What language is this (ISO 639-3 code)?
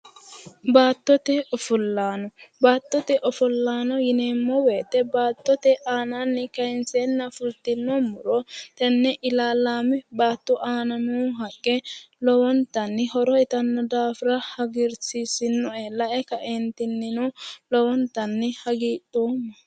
sid